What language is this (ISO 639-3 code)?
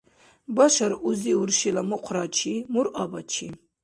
dar